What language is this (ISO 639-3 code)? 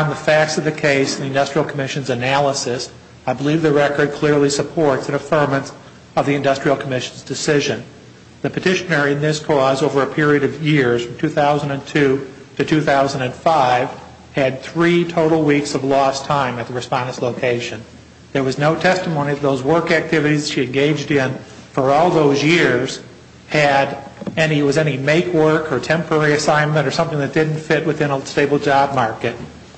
eng